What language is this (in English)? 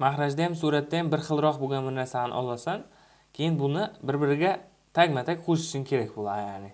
Turkish